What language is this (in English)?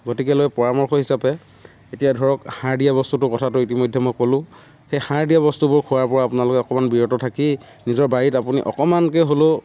Assamese